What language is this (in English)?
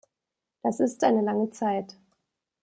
German